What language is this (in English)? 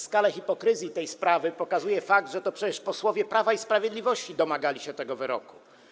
Polish